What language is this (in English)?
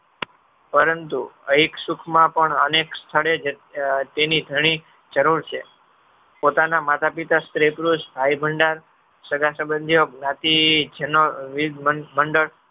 Gujarati